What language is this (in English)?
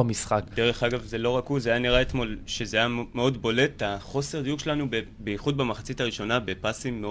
Hebrew